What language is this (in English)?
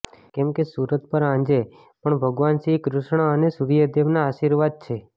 Gujarati